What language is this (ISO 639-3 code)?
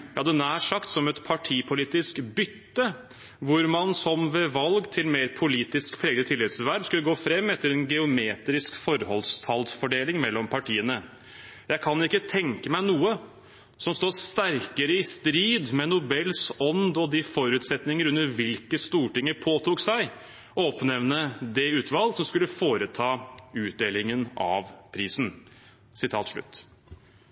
nob